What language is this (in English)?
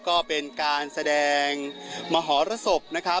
Thai